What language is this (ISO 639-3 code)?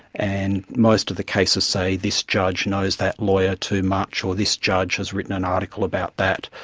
eng